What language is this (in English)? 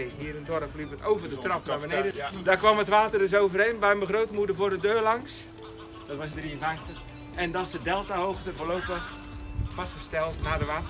Dutch